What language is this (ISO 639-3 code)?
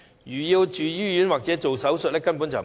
yue